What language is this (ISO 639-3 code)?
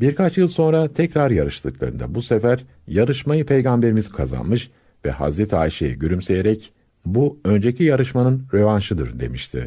tur